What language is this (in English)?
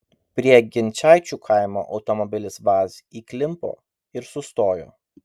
Lithuanian